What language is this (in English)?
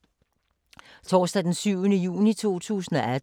Danish